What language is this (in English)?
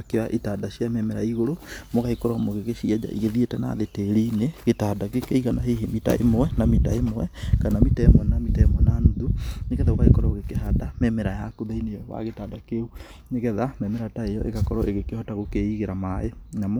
Kikuyu